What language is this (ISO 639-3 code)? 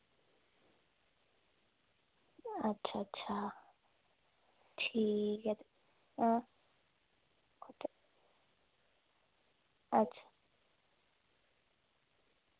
doi